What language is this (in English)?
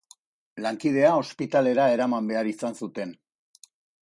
Basque